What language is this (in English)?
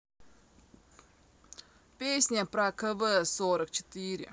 Russian